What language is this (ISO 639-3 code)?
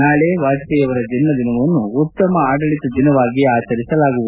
kan